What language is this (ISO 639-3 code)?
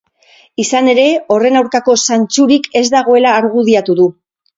eus